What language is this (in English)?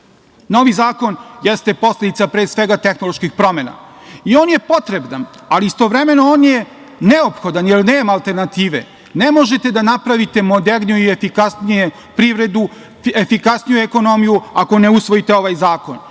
Serbian